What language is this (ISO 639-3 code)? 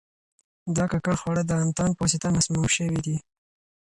pus